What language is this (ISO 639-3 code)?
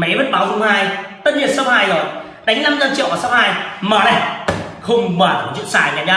vie